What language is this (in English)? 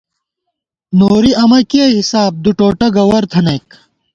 Gawar-Bati